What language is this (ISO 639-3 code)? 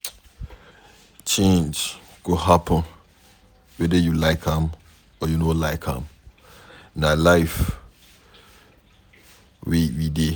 pcm